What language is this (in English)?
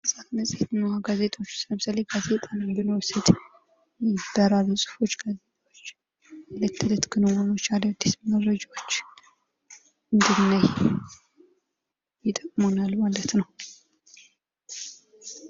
Amharic